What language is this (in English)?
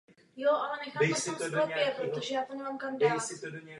Czech